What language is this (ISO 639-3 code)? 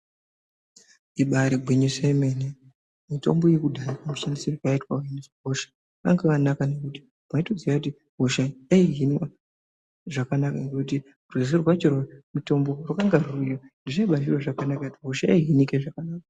ndc